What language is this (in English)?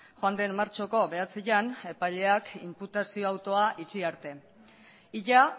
Basque